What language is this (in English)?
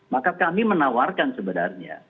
Indonesian